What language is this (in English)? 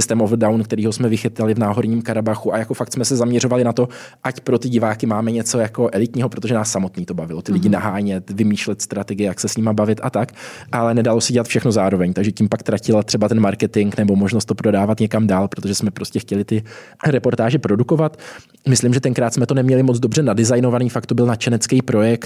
Czech